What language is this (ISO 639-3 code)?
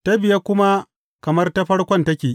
hau